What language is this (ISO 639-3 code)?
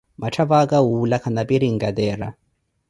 eko